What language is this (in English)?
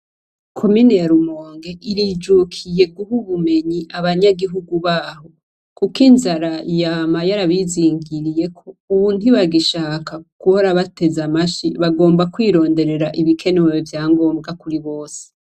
Rundi